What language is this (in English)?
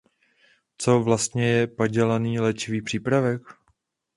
Czech